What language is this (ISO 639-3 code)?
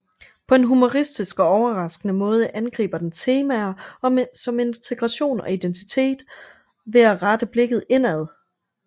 dan